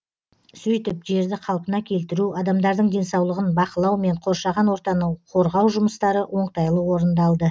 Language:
Kazakh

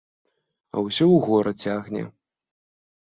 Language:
Belarusian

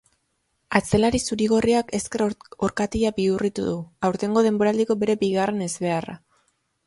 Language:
Basque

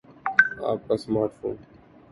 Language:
Urdu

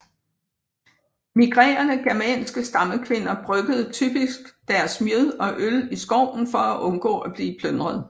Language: Danish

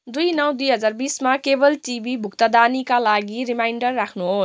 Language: Nepali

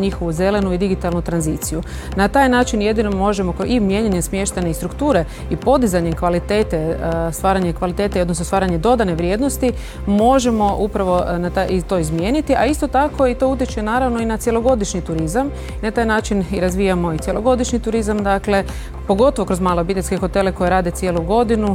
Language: Croatian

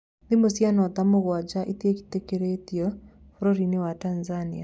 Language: Kikuyu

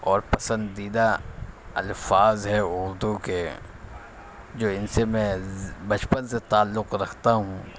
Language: Urdu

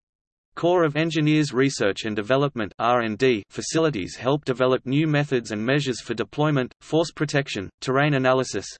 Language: English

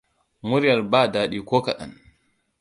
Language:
Hausa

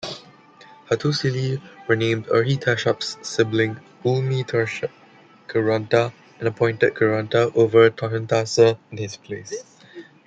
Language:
English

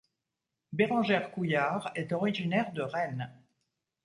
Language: French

